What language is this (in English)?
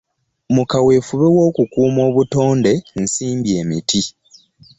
Ganda